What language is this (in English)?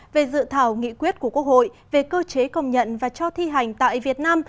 Vietnamese